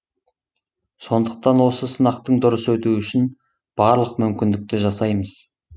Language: Kazakh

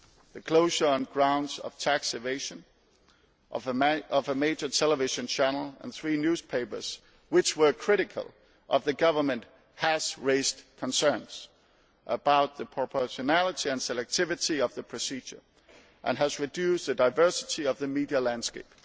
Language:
English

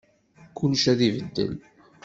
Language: Kabyle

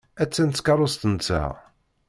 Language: Kabyle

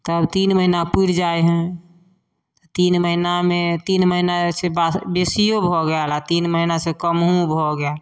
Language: Maithili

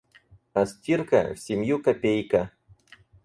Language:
Russian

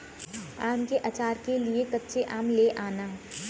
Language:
Hindi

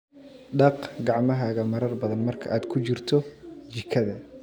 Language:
Somali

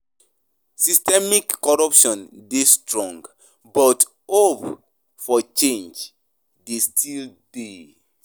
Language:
Nigerian Pidgin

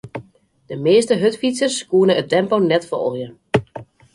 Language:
Western Frisian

